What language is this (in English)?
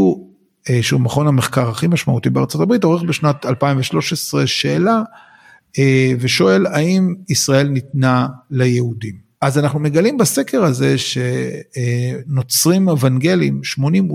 Hebrew